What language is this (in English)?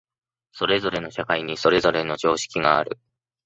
Japanese